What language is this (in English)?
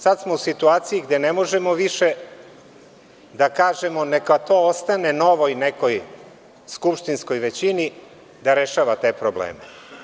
Serbian